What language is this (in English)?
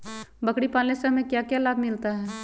Magahi